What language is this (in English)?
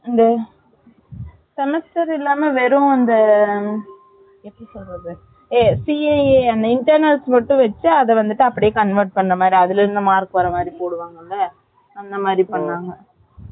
Tamil